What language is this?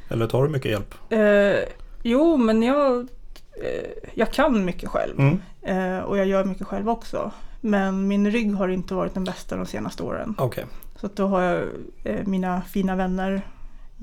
Swedish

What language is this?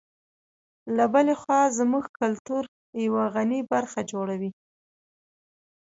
Pashto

